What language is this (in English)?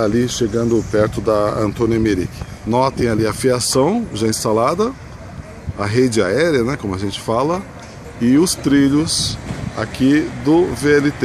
Portuguese